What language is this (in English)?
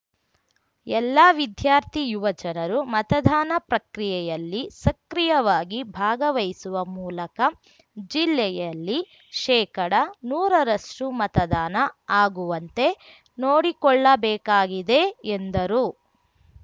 Kannada